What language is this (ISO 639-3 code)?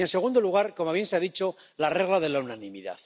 spa